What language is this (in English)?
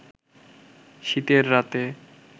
Bangla